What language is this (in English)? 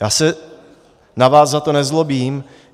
Czech